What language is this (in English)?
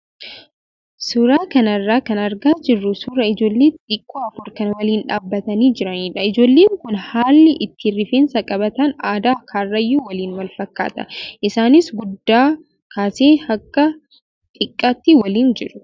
Oromo